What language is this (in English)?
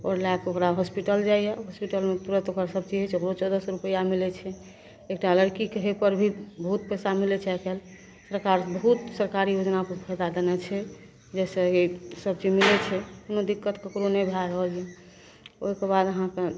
Maithili